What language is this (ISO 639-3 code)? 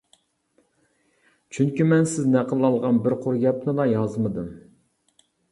uig